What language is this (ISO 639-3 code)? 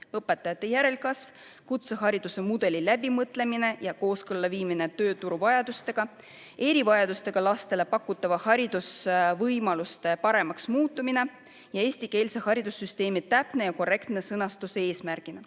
est